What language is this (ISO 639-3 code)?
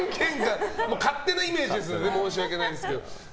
jpn